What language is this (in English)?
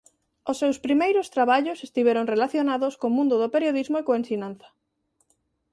Galician